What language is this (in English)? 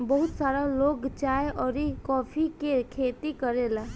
Bhojpuri